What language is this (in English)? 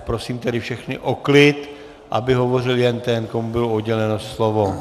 Czech